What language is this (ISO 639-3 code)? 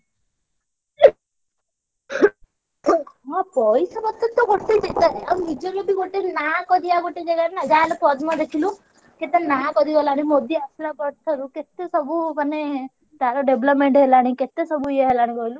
ori